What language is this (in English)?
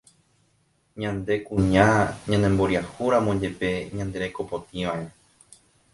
Guarani